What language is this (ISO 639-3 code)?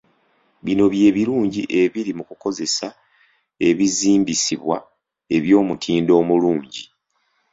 lug